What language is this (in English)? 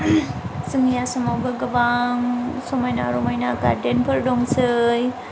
Bodo